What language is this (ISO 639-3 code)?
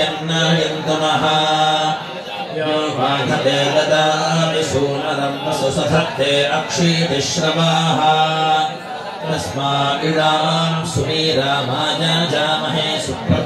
ind